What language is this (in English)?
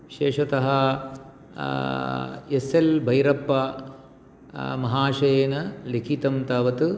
Sanskrit